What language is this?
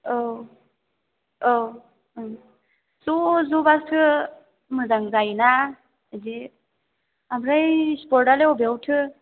Bodo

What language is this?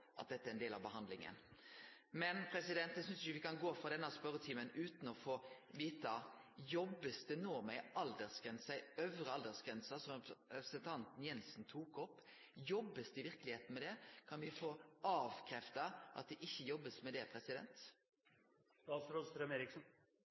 Norwegian Nynorsk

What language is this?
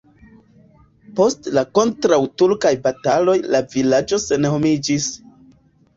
Esperanto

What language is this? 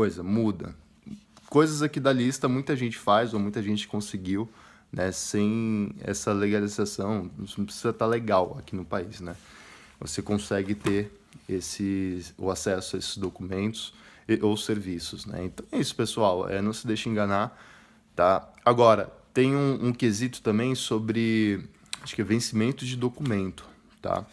Portuguese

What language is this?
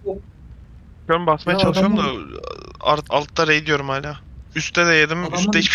Turkish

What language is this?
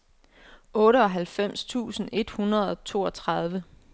Danish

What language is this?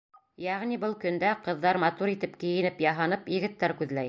Bashkir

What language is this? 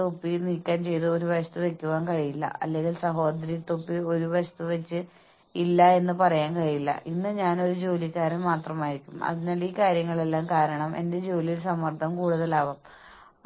Malayalam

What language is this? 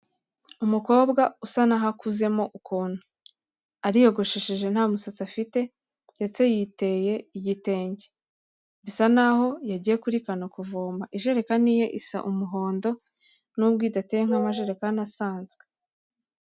Kinyarwanda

